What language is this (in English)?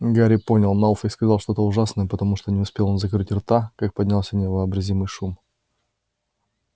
Russian